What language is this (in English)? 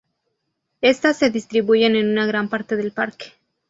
Spanish